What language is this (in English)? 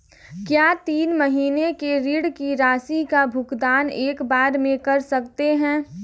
Hindi